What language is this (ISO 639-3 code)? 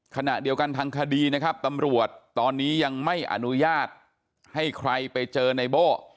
tha